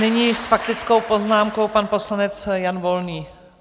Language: Czech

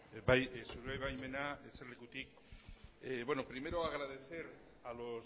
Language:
Basque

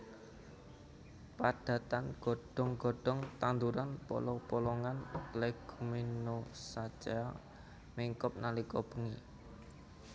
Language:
Javanese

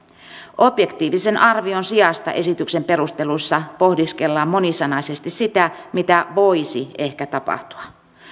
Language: Finnish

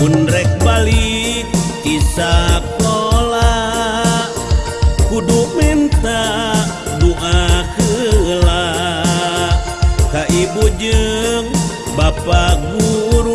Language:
Indonesian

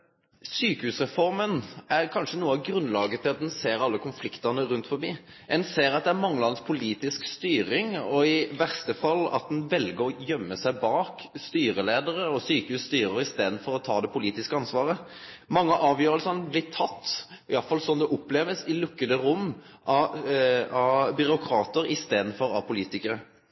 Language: Norwegian Nynorsk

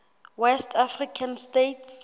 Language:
Southern Sotho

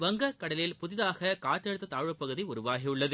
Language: Tamil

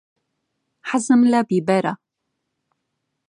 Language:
Central Kurdish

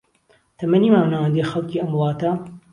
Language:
Central Kurdish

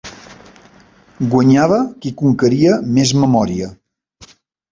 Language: Catalan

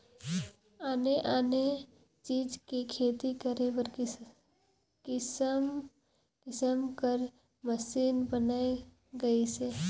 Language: Chhattisgarhi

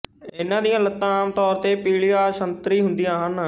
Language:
Punjabi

